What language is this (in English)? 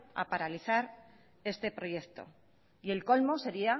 Spanish